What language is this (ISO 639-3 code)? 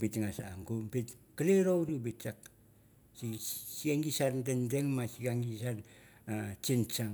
tbf